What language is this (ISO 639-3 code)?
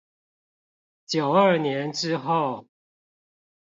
zho